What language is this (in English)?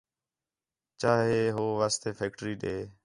Khetrani